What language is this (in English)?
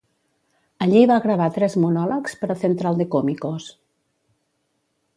Catalan